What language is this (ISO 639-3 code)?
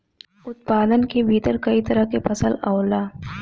bho